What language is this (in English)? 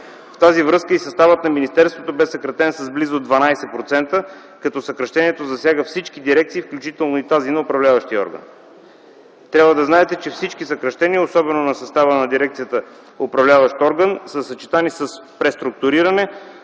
Bulgarian